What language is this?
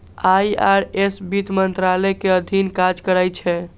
Maithili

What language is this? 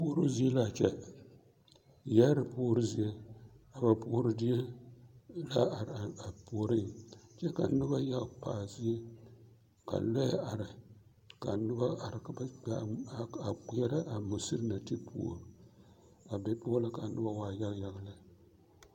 Southern Dagaare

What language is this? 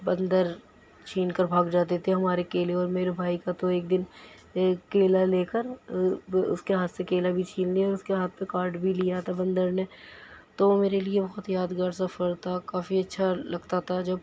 Urdu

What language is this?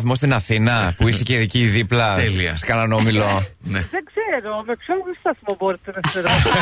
Greek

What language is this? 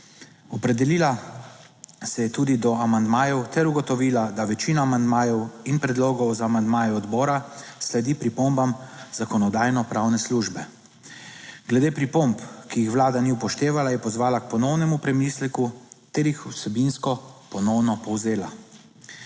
Slovenian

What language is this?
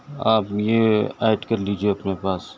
Urdu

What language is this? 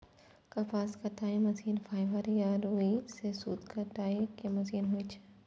Maithili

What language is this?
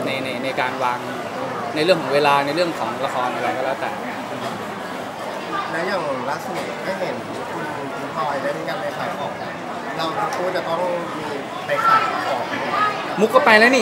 Thai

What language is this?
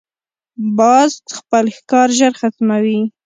Pashto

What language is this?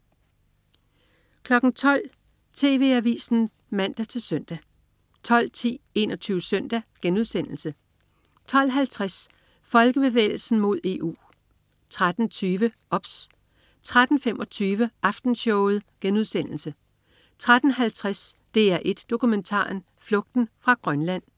Danish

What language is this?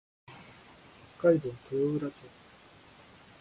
Japanese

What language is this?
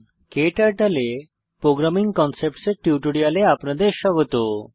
Bangla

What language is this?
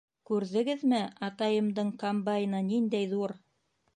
Bashkir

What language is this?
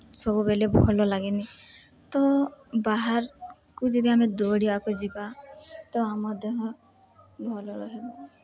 Odia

